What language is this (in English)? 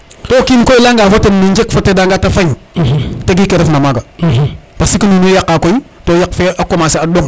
Serer